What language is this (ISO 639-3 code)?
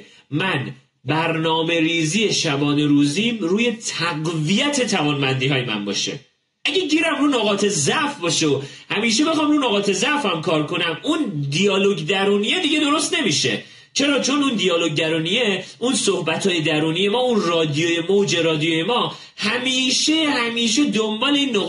fas